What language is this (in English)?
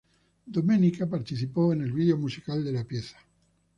Spanish